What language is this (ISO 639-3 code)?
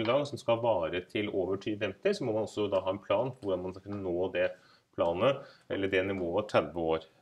nor